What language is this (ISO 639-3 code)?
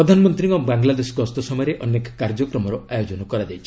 ori